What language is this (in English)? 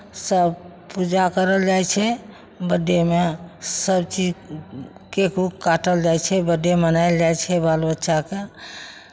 Maithili